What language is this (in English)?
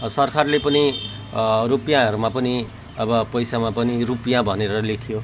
Nepali